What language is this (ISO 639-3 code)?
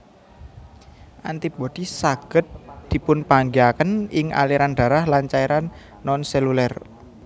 jav